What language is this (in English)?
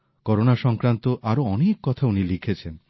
Bangla